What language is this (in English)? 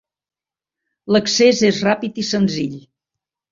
Catalan